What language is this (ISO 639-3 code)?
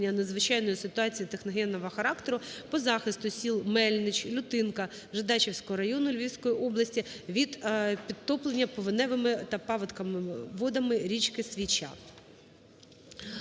ukr